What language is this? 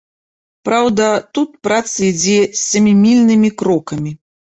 Belarusian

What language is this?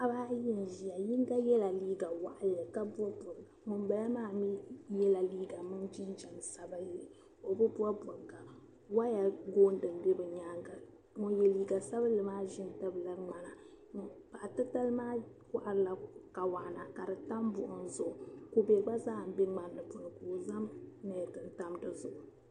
Dagbani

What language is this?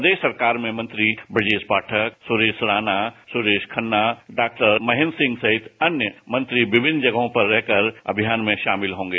Hindi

